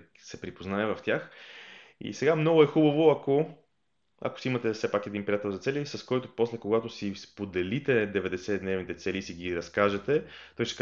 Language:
Bulgarian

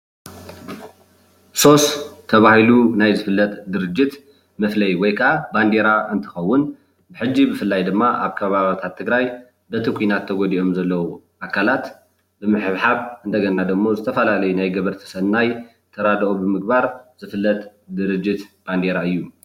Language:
Tigrinya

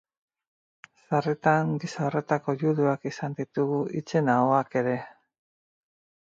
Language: Basque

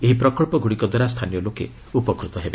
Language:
Odia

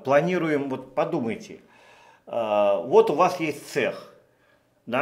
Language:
Russian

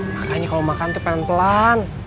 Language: Indonesian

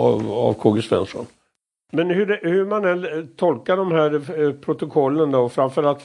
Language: Swedish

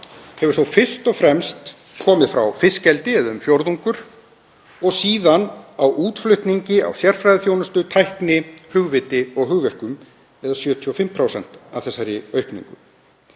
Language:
Icelandic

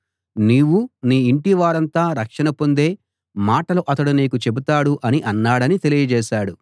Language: Telugu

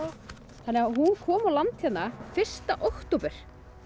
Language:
Icelandic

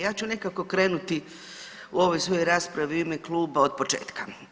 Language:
Croatian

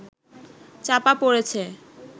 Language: Bangla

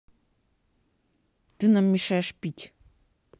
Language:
Russian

